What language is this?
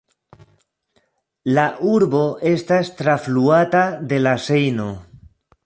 Esperanto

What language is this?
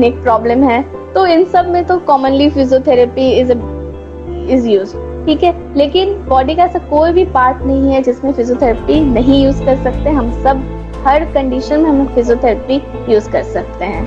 Hindi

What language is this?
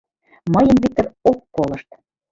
Mari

